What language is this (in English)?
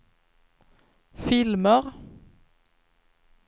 Swedish